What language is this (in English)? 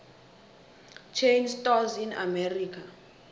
South Ndebele